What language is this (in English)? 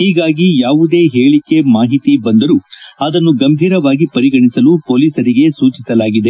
Kannada